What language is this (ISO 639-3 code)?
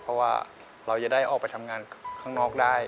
tha